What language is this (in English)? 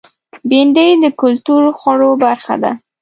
Pashto